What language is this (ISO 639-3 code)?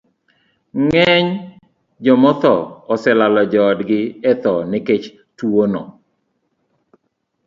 luo